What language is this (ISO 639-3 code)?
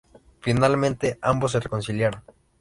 spa